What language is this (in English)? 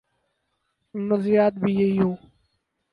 Urdu